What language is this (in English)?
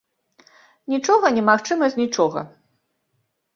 Belarusian